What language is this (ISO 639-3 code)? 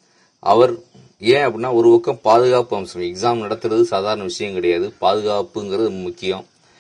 ron